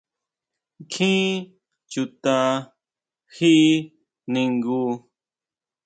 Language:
Huautla Mazatec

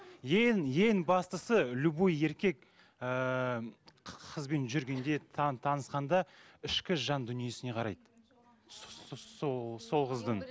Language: Kazakh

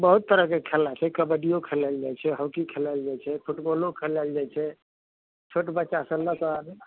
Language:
Maithili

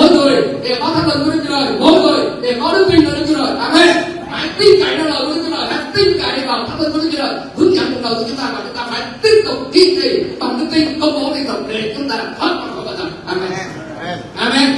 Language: Vietnamese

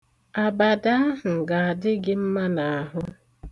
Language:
Igbo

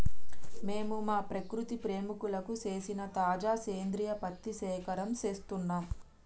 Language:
Telugu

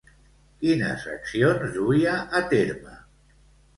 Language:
Catalan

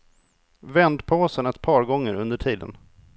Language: Swedish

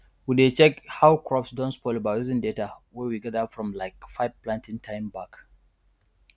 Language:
Nigerian Pidgin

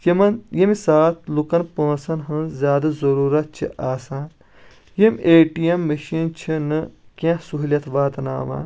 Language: Kashmiri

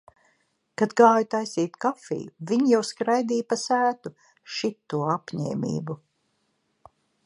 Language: Latvian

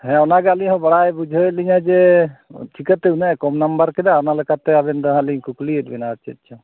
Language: Santali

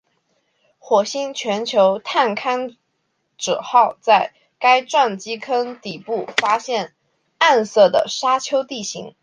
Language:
Chinese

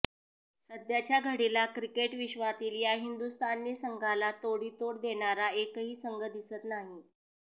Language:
Marathi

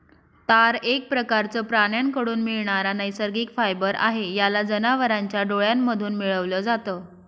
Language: Marathi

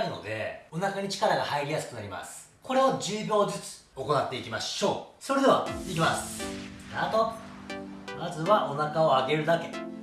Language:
Japanese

